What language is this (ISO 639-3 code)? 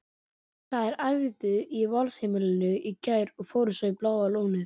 isl